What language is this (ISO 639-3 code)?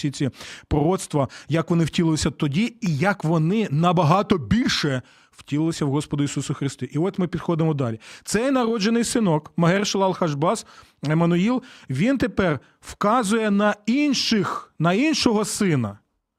ukr